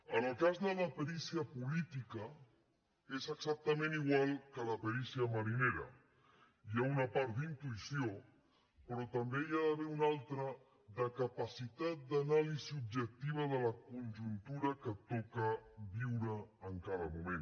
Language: Catalan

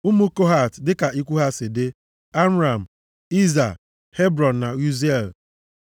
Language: Igbo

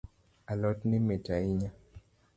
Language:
Luo (Kenya and Tanzania)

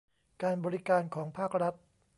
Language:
Thai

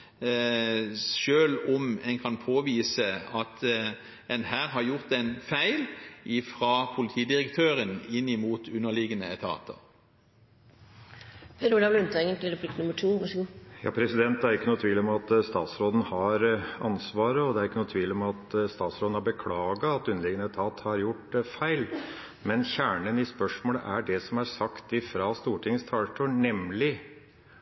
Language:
Norwegian Bokmål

